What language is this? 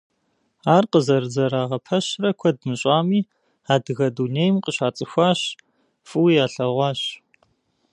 Kabardian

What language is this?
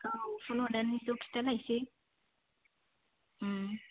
Bodo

